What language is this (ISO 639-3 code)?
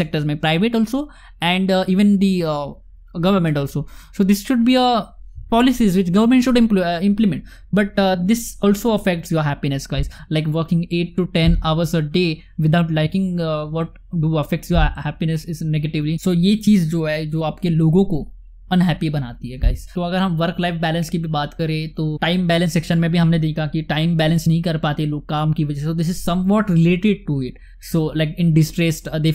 hin